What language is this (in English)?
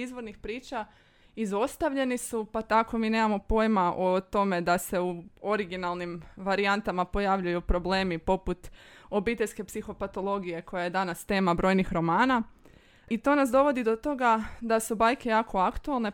Croatian